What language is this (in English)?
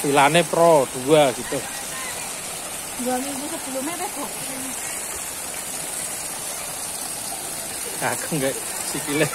Indonesian